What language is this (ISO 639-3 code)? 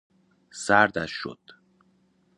fas